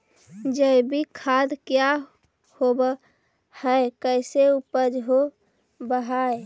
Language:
Magahi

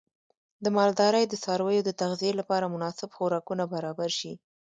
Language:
Pashto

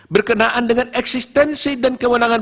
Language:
Indonesian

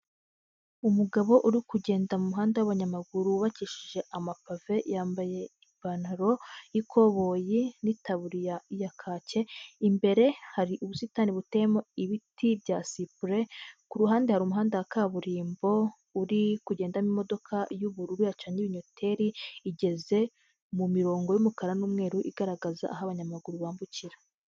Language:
Kinyarwanda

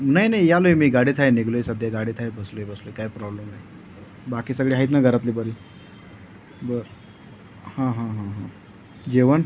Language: Marathi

